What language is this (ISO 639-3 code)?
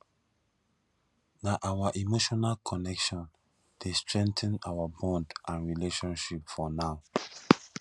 pcm